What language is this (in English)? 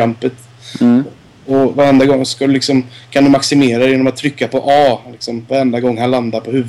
Swedish